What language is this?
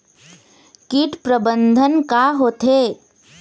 Chhattisgarhi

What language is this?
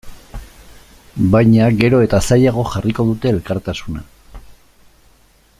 Basque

